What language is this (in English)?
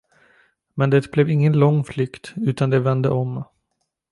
Swedish